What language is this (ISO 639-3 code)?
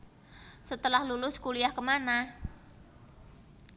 jav